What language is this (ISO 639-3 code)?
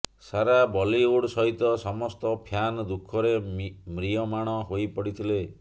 ori